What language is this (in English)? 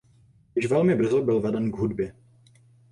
Czech